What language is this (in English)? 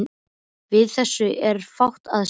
Icelandic